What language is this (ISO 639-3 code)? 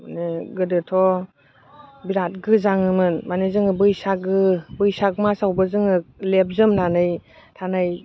brx